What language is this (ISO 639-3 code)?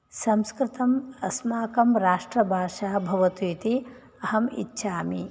san